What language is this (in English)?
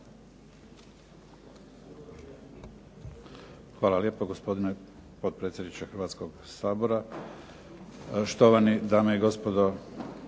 Croatian